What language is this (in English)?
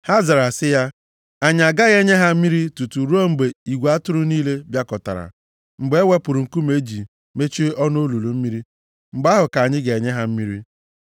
Igbo